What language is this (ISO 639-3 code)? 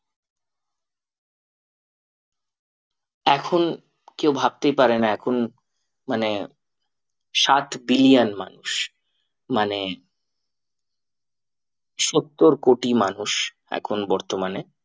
ben